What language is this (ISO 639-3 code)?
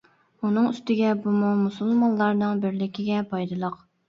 uig